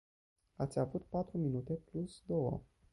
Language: Romanian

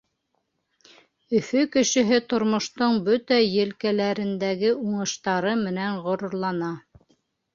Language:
Bashkir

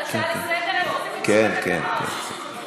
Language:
Hebrew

